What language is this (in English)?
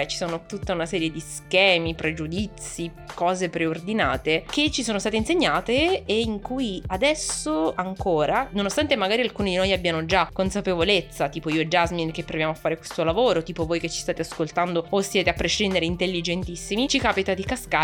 Italian